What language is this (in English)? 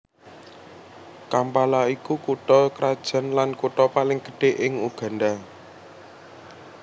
Javanese